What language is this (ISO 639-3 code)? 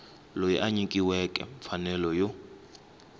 tso